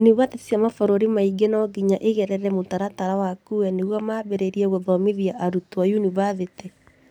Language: Kikuyu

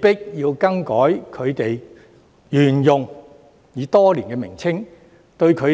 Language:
Cantonese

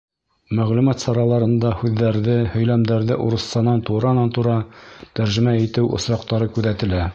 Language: Bashkir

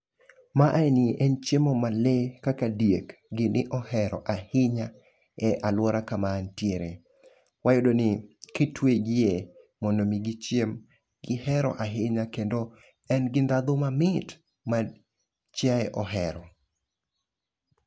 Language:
Luo (Kenya and Tanzania)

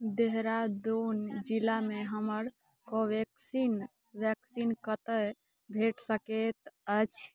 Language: Maithili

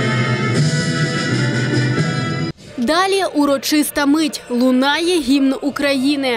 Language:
Ukrainian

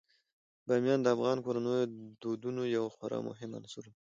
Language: Pashto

